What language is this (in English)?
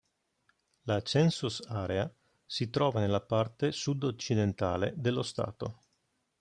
Italian